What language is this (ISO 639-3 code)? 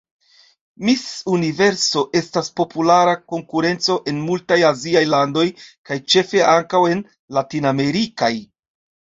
epo